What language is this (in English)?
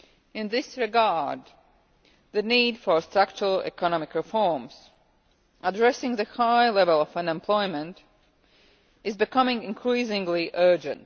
English